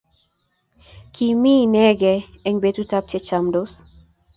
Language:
Kalenjin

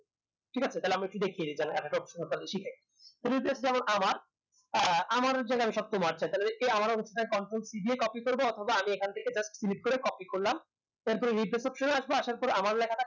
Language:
Bangla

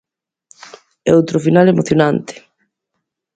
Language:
Galician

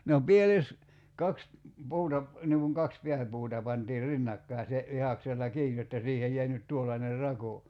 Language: Finnish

